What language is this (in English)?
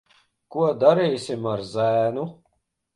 Latvian